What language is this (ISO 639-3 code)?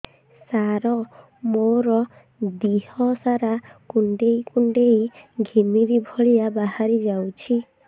ori